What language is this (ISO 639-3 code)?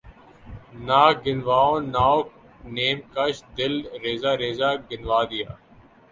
urd